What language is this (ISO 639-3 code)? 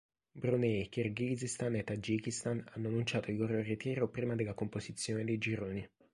ita